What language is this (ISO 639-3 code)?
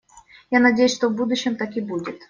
rus